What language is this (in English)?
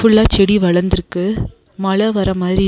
Tamil